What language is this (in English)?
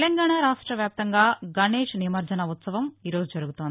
Telugu